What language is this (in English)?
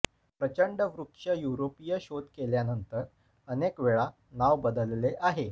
Marathi